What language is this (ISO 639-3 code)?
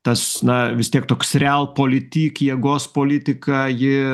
lit